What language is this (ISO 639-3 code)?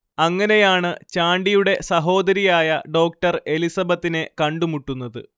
mal